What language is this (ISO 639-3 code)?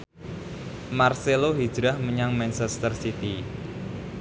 jav